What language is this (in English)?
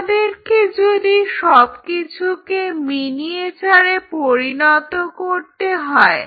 Bangla